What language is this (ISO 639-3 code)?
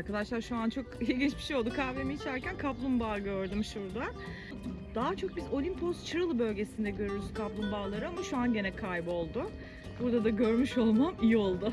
tur